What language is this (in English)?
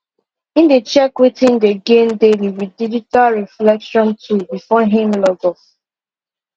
Nigerian Pidgin